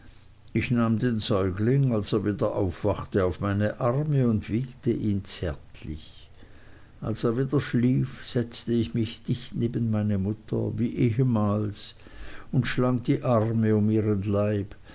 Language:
German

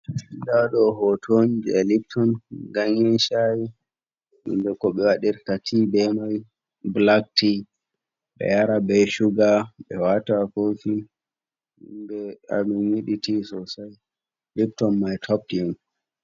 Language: Fula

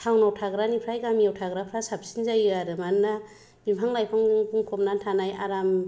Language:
Bodo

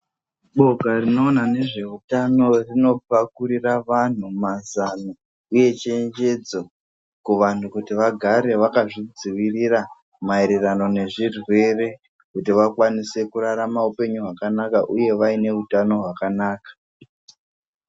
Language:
Ndau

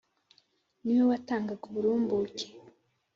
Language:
Kinyarwanda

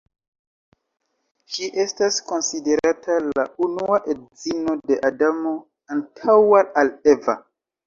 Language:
Esperanto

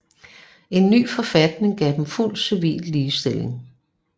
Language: Danish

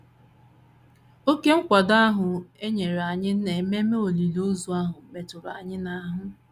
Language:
Igbo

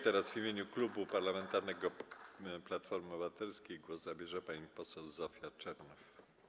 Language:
Polish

